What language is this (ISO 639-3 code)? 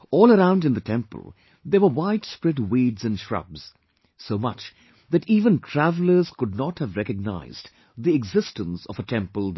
eng